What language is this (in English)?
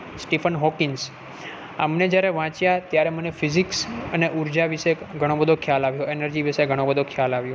Gujarati